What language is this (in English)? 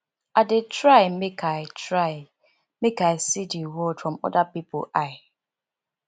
Nigerian Pidgin